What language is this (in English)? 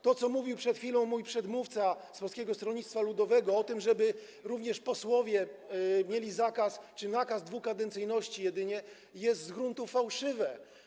Polish